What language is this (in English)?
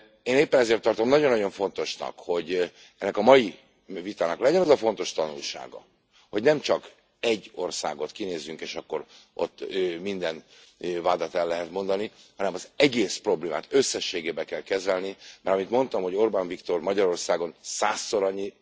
Hungarian